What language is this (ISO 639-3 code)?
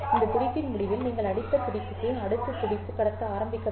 tam